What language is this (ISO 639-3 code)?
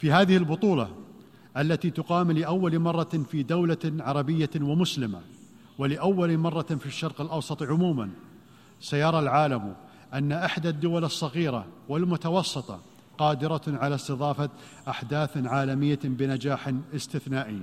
ara